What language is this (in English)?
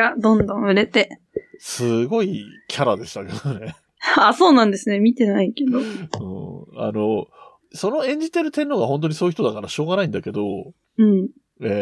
Japanese